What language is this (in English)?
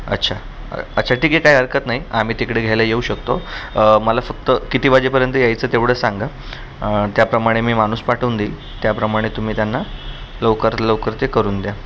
Marathi